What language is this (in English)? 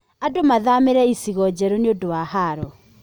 Kikuyu